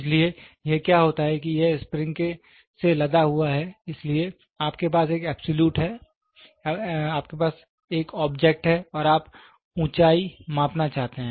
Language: Hindi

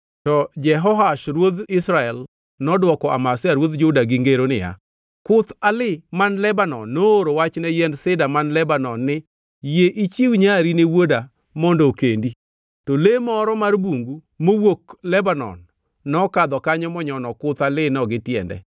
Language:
Luo (Kenya and Tanzania)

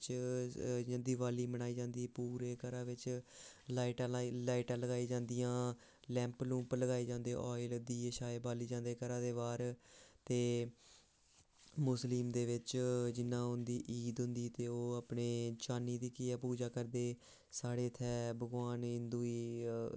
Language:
Dogri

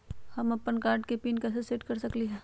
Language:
Magahi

